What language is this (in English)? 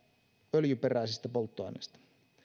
Finnish